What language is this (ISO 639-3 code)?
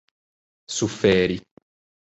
epo